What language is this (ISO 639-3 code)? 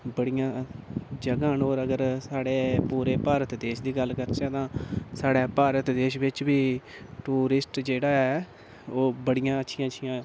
doi